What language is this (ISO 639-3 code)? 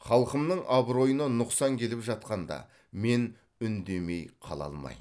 kaz